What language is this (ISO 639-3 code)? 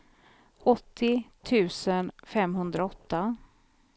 swe